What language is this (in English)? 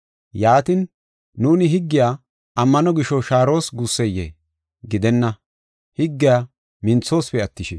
Gofa